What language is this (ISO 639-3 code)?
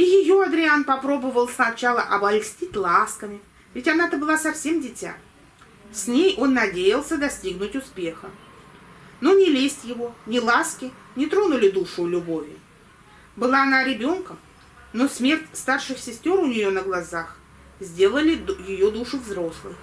rus